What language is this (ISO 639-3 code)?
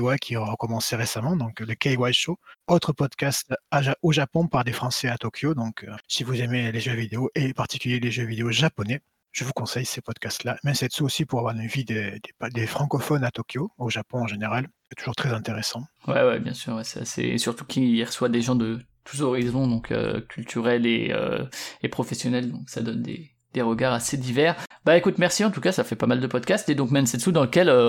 fra